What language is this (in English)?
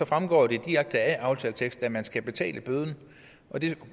Danish